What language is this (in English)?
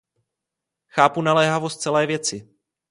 Czech